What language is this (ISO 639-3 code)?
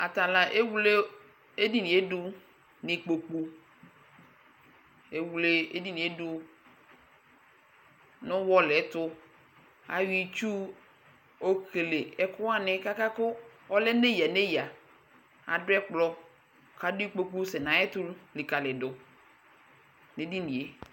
kpo